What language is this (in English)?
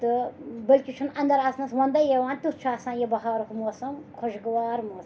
Kashmiri